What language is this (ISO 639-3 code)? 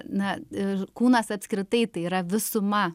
lit